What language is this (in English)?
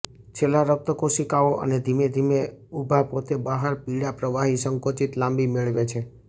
Gujarati